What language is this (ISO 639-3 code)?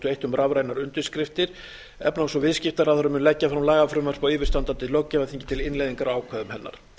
isl